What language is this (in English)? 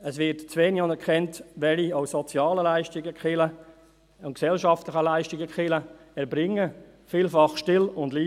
Swiss German